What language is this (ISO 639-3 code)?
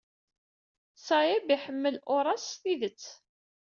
kab